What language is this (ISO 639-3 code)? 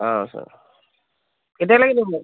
asm